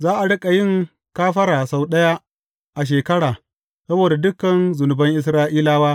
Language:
Hausa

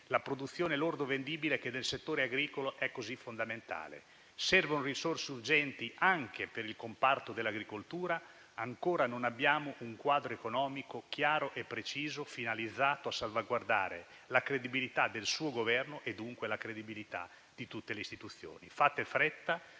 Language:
Italian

